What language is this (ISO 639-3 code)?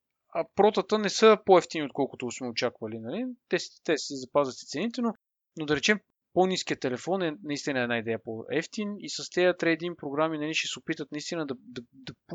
bul